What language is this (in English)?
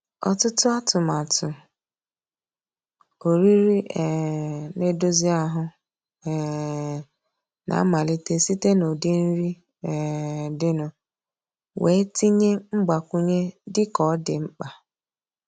Igbo